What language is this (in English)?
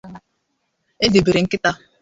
Igbo